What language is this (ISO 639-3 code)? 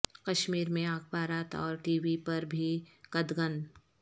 urd